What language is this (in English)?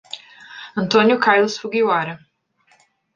Portuguese